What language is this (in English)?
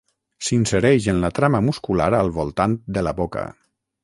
Catalan